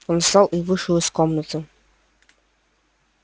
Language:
Russian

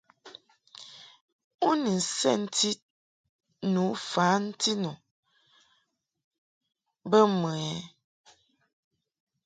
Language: Mungaka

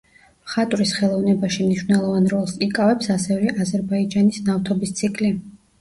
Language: Georgian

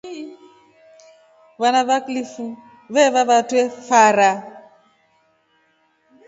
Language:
Rombo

